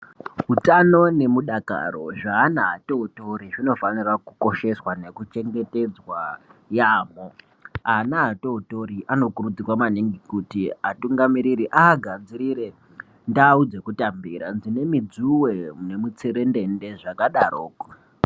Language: Ndau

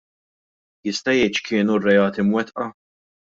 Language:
Maltese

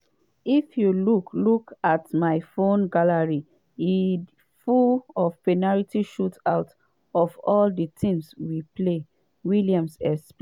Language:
Nigerian Pidgin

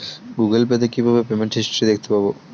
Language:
Bangla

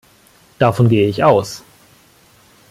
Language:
German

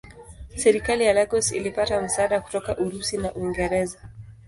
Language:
Swahili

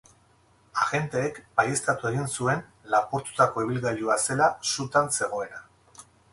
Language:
Basque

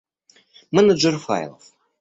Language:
Russian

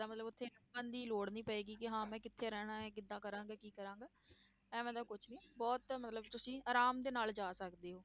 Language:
Punjabi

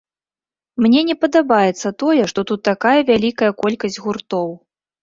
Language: Belarusian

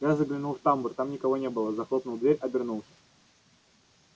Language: Russian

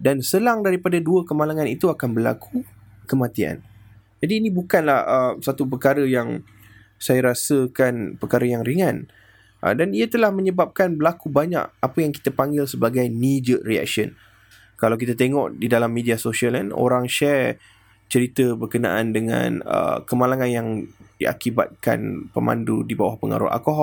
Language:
Malay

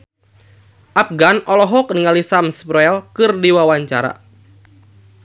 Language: Sundanese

